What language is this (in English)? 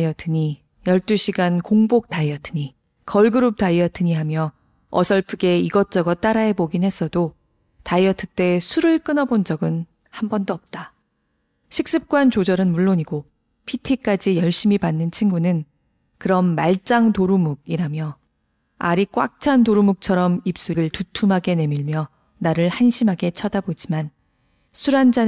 Korean